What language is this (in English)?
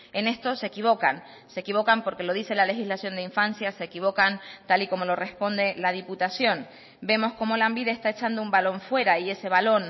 Spanish